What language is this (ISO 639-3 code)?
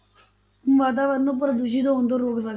pan